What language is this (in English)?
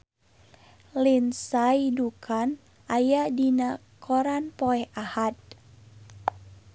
Sundanese